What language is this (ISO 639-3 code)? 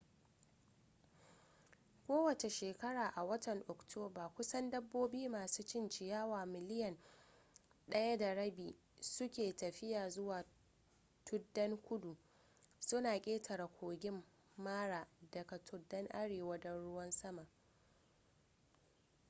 hau